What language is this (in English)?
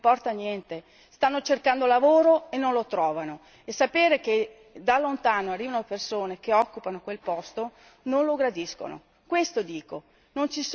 Italian